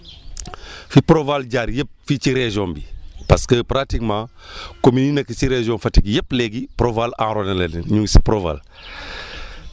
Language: Wolof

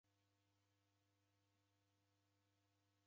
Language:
Taita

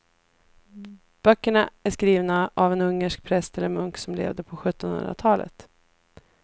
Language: Swedish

